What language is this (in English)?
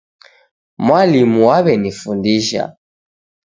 Taita